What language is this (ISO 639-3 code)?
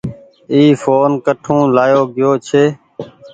gig